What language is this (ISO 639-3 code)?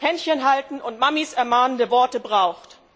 deu